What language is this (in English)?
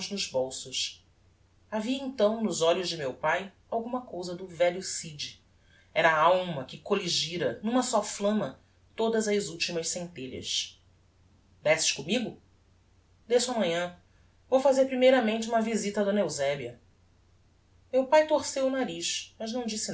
Portuguese